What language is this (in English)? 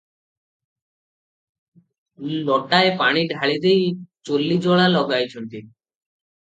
Odia